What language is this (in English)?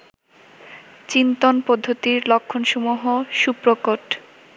Bangla